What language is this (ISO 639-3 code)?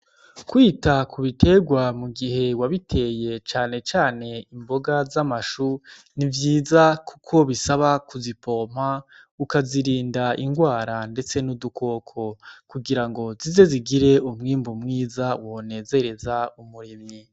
run